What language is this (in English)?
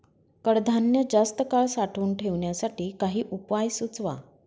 Marathi